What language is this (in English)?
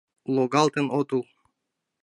Mari